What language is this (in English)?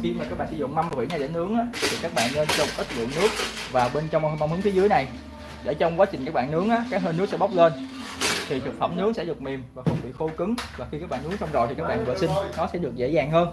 Vietnamese